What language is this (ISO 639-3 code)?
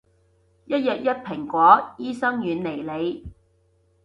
yue